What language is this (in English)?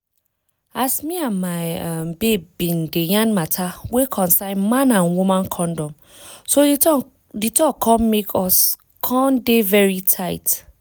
Nigerian Pidgin